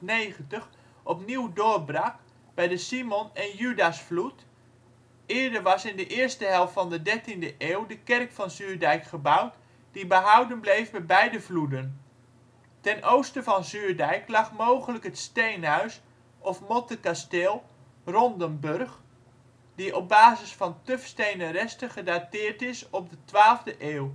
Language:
Dutch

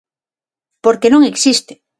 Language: Galician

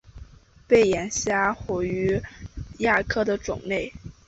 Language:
Chinese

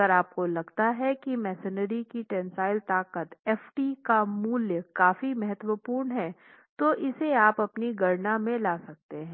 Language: Hindi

